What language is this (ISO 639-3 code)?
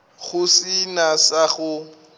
nso